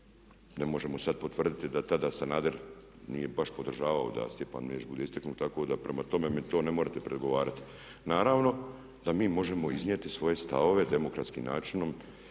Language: Croatian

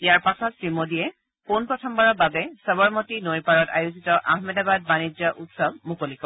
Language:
Assamese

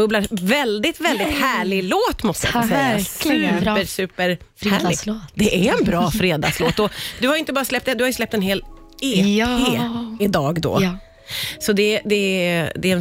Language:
Swedish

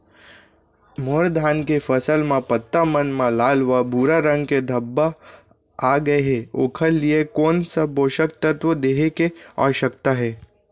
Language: Chhattisgarhi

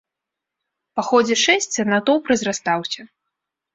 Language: Belarusian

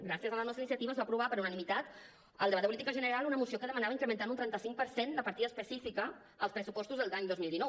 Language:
Catalan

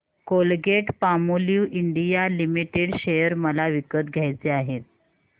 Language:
Marathi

